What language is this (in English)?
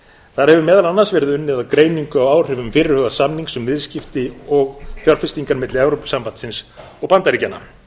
Icelandic